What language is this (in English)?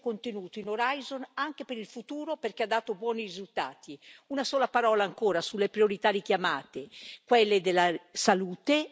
Italian